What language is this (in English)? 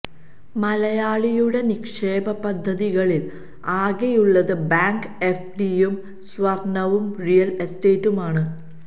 Malayalam